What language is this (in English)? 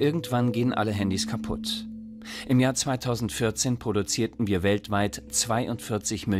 German